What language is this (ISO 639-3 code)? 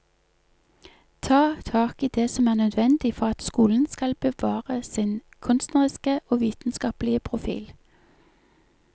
nor